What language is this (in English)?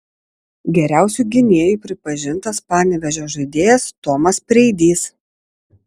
Lithuanian